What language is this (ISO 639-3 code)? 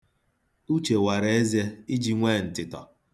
ibo